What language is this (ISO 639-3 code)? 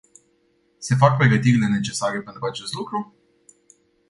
ron